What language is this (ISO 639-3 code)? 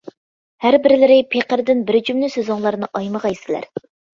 uig